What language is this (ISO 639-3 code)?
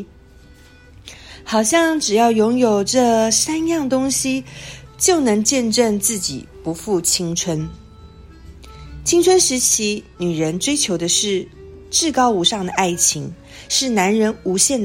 zho